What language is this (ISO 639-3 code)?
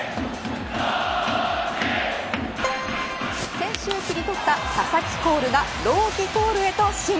jpn